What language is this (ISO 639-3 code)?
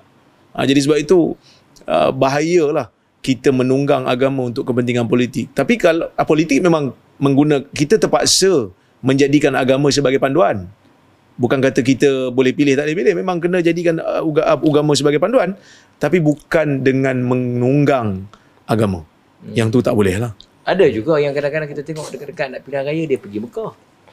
msa